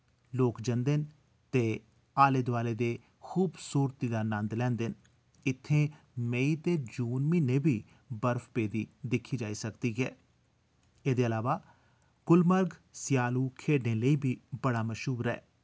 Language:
Dogri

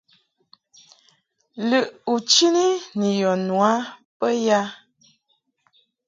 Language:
Mungaka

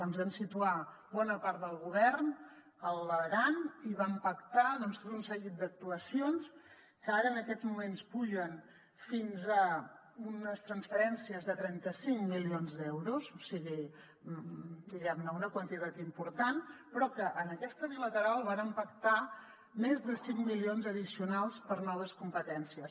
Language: Catalan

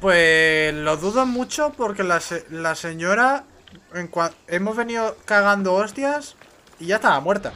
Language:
Spanish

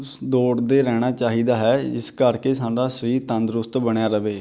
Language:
Punjabi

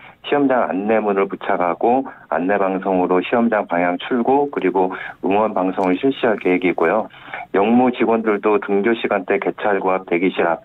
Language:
Korean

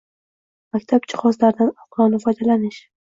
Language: Uzbek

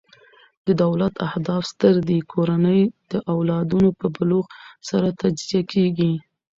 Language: Pashto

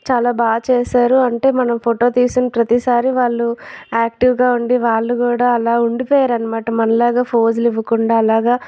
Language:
Telugu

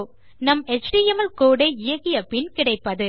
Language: Tamil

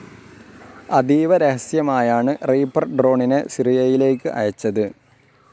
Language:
Malayalam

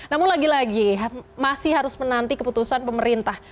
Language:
Indonesian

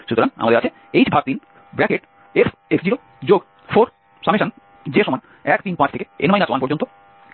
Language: Bangla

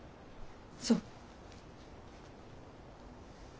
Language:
Japanese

